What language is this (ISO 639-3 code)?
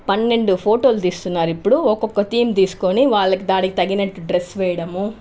tel